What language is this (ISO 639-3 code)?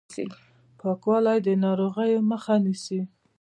pus